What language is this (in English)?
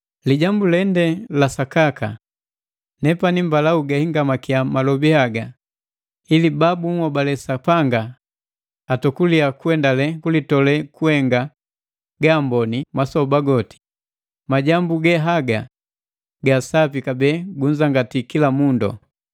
Matengo